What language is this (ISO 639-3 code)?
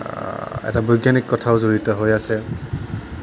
asm